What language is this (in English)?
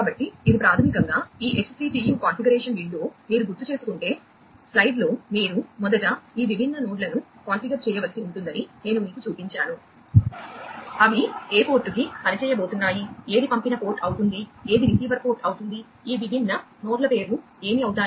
Telugu